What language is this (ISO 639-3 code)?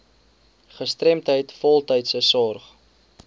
afr